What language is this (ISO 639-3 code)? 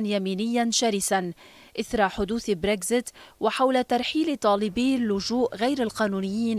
ara